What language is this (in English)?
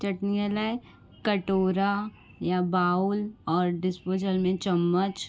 Sindhi